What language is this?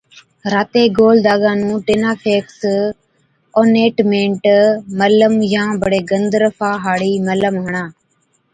Od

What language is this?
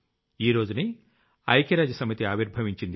Telugu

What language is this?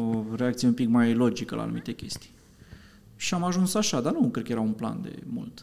Romanian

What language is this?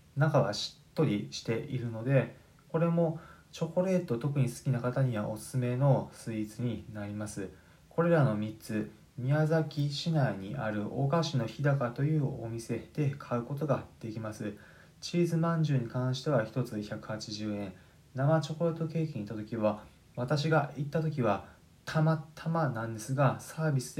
Japanese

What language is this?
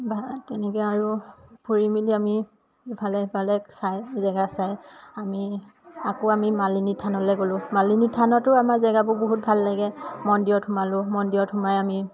Assamese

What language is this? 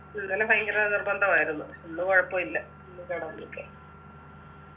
Malayalam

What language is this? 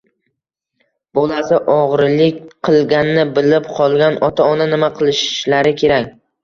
Uzbek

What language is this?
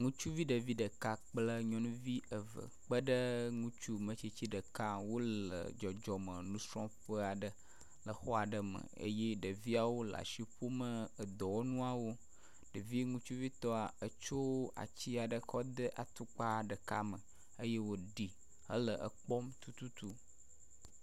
Ewe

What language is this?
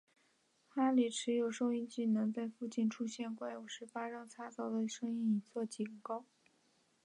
Chinese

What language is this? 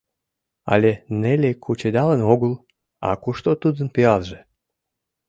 Mari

